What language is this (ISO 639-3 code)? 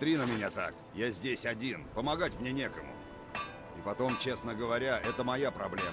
rus